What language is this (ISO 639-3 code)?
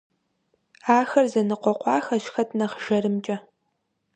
kbd